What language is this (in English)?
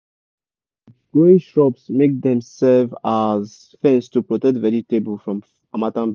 Nigerian Pidgin